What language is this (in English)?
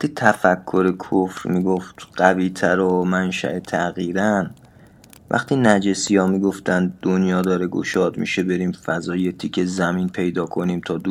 Persian